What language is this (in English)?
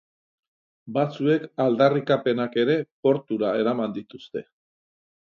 Basque